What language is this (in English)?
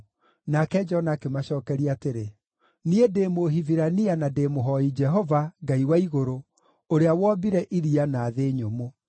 Kikuyu